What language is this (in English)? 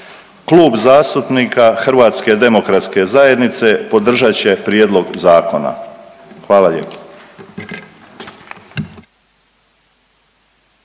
Croatian